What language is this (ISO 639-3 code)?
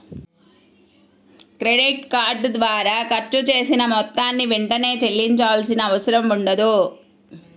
tel